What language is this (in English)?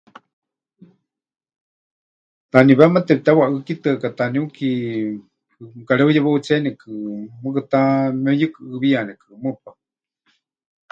Huichol